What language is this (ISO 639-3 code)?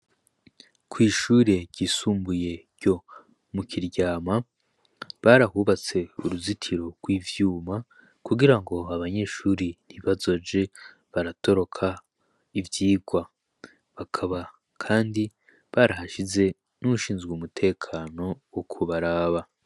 run